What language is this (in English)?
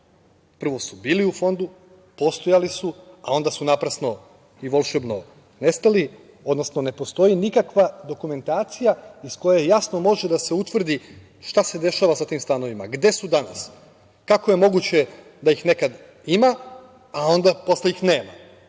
Serbian